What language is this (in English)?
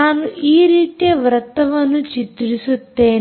Kannada